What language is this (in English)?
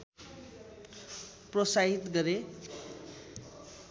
Nepali